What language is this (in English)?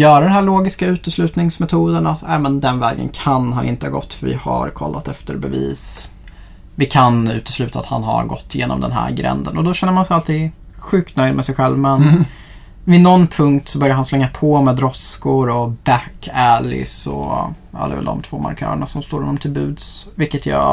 Swedish